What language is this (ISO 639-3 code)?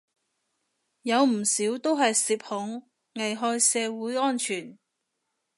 yue